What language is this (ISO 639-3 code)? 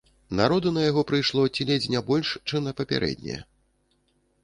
bel